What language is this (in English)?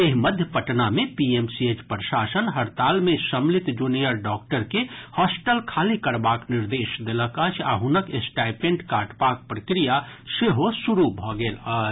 Maithili